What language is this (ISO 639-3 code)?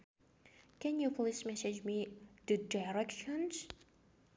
sun